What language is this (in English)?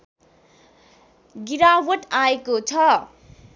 Nepali